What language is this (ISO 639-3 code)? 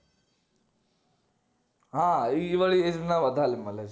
guj